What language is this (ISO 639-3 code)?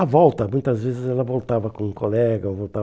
por